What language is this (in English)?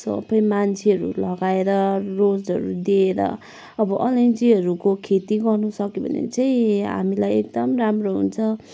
Nepali